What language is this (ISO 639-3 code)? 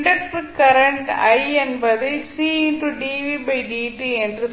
tam